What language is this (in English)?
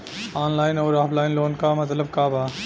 Bhojpuri